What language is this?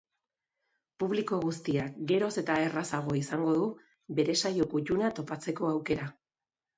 Basque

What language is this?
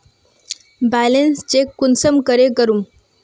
Magahi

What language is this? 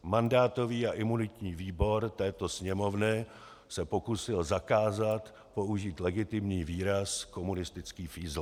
Czech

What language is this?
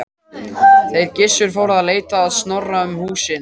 Icelandic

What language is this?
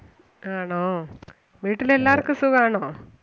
Malayalam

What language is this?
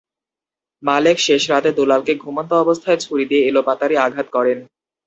Bangla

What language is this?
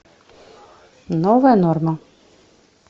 Russian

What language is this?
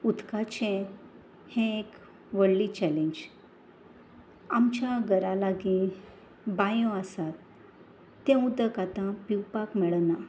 Konkani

